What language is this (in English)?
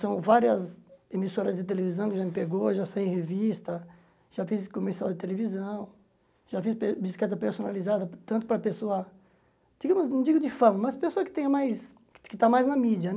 Portuguese